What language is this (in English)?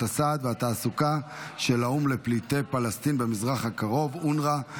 Hebrew